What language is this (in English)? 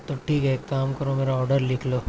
Urdu